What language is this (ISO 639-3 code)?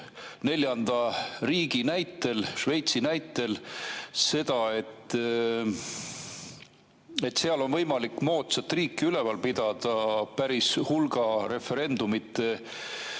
est